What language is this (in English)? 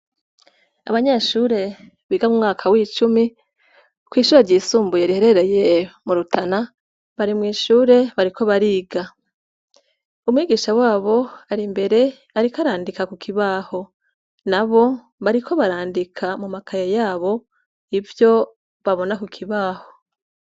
Rundi